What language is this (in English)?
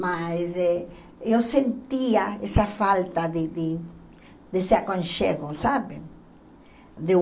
Portuguese